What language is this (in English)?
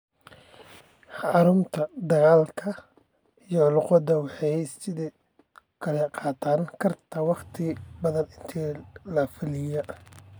Somali